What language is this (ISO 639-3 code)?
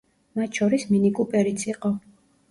kat